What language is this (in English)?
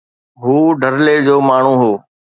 Sindhi